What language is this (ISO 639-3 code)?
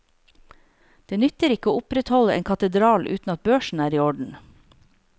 nor